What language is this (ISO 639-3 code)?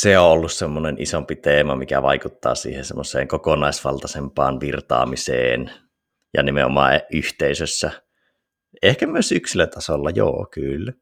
fin